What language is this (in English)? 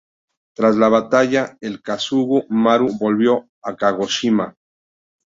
Spanish